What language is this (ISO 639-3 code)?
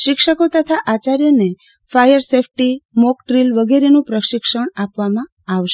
guj